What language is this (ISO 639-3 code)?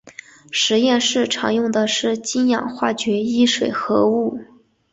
zho